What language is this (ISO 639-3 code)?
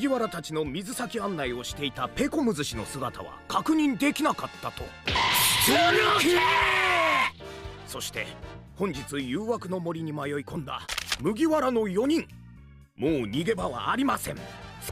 jpn